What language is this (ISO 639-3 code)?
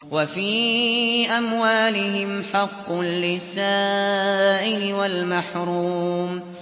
ara